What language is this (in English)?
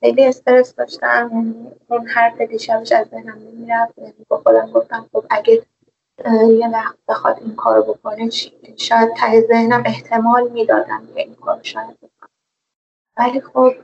Persian